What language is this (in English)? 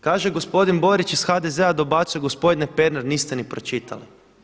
Croatian